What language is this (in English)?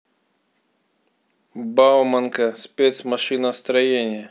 Russian